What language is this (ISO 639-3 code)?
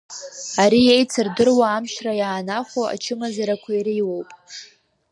abk